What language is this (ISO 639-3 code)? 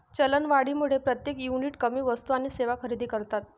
mar